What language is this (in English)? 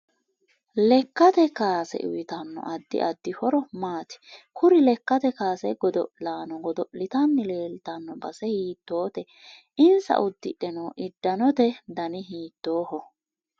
Sidamo